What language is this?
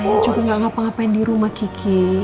Indonesian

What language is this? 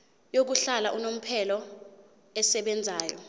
Zulu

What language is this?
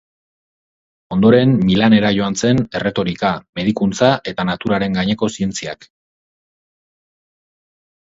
Basque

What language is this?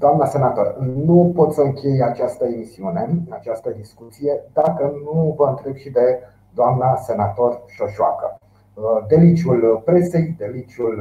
Romanian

